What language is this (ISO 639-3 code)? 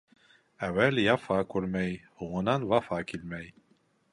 bak